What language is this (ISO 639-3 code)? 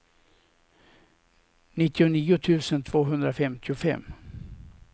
swe